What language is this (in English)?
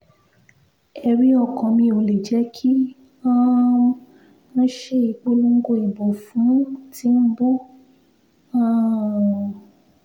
Yoruba